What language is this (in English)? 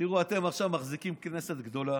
Hebrew